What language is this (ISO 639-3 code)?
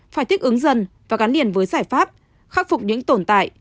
vie